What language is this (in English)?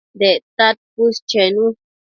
Matsés